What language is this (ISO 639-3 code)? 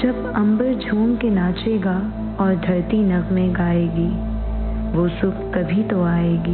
urd